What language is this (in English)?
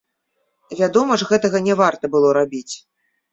Belarusian